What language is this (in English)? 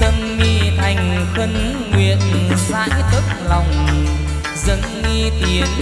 Vietnamese